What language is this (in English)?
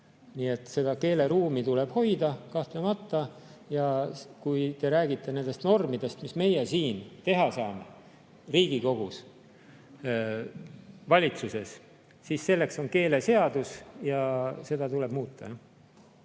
Estonian